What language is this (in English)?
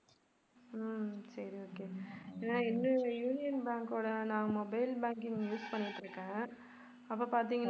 Tamil